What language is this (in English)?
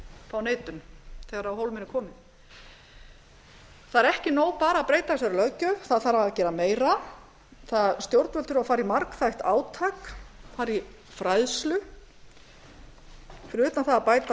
Icelandic